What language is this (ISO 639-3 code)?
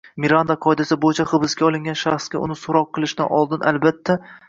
uzb